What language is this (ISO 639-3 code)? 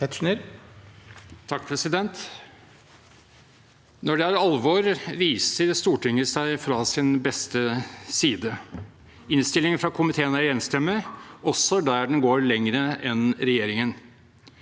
nor